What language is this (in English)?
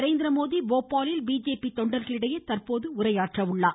Tamil